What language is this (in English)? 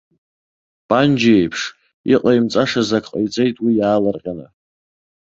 Abkhazian